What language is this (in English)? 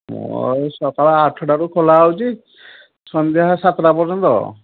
Odia